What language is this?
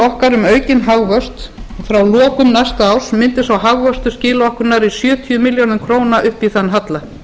Icelandic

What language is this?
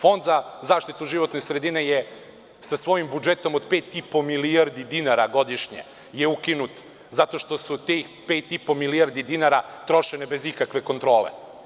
Serbian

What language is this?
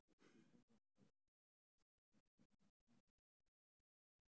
Somali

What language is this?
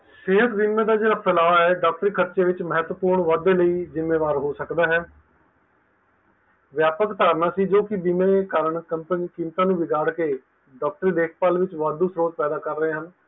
Punjabi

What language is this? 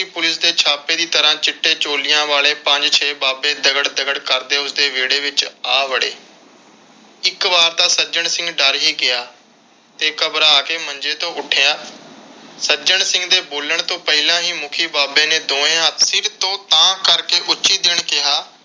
Punjabi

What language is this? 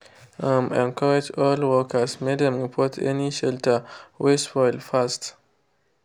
Nigerian Pidgin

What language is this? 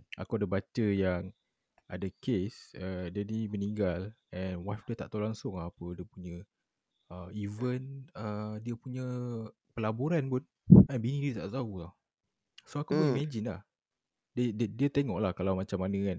Malay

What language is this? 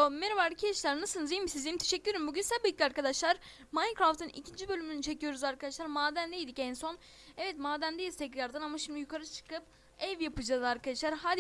Turkish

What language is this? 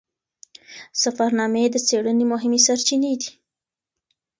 Pashto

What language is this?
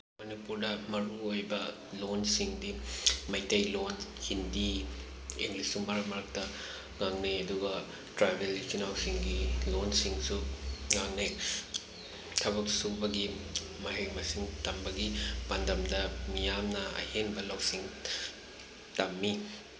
Manipuri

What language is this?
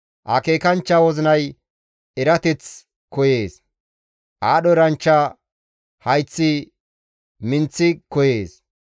Gamo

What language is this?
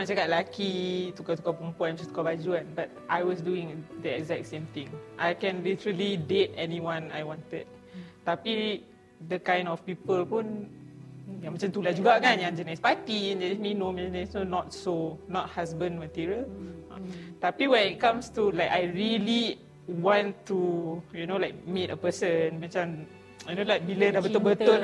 Malay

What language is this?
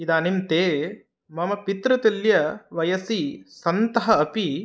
Sanskrit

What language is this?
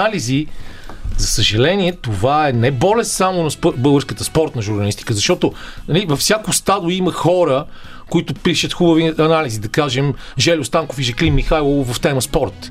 Bulgarian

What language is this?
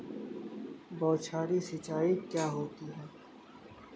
Hindi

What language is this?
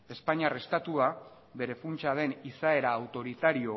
Basque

